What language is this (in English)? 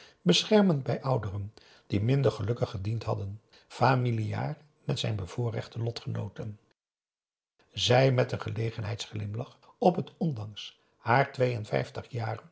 Dutch